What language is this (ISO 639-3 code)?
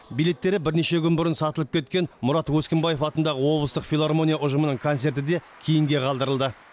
kaz